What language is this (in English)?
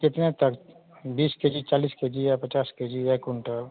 Hindi